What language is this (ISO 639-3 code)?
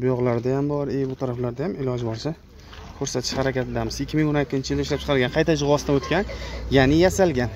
tur